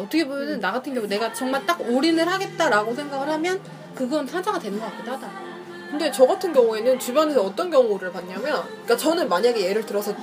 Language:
Korean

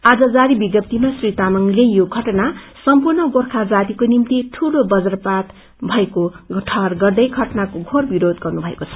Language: Nepali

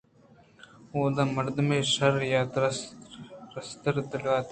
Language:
Eastern Balochi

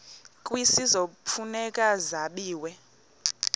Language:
Xhosa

